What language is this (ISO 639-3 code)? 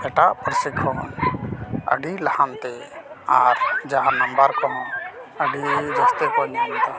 sat